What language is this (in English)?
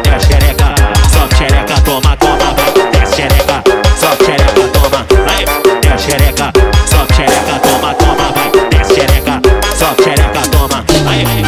Portuguese